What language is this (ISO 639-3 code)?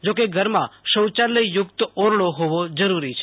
guj